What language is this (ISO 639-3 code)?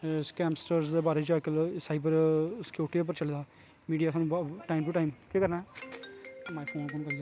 doi